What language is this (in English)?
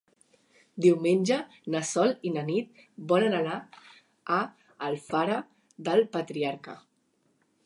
Catalan